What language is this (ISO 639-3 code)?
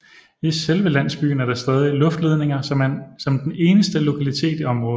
dan